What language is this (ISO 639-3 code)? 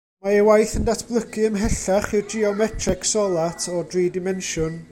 cym